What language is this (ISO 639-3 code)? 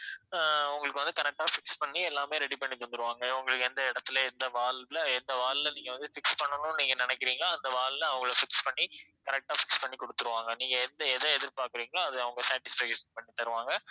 tam